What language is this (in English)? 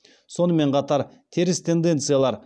Kazakh